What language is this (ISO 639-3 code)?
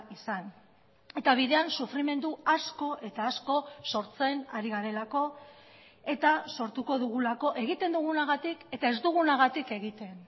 eus